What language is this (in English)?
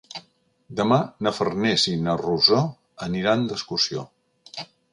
Catalan